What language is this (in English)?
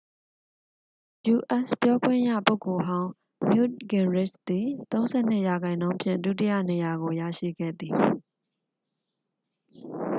Burmese